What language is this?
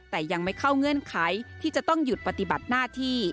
Thai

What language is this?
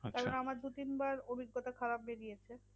Bangla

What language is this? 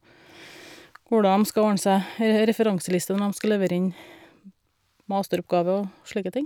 Norwegian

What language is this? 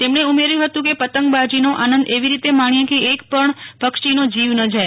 Gujarati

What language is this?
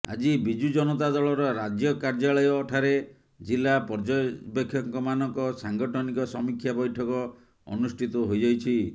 Odia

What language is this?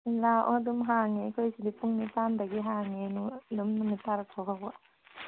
Manipuri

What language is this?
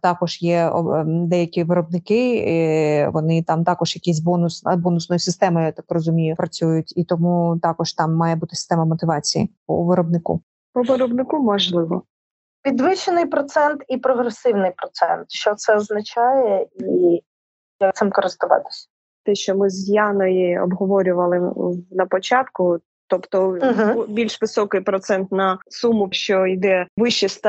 Ukrainian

